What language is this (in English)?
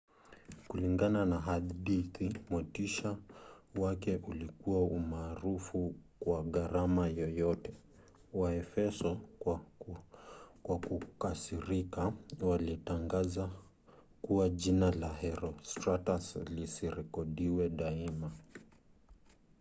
Swahili